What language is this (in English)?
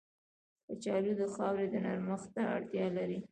Pashto